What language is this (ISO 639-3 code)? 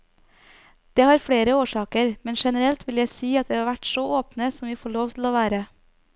nor